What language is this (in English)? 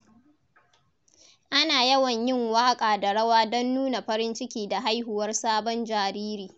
Hausa